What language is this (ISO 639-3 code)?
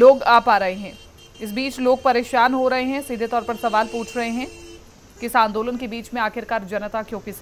hin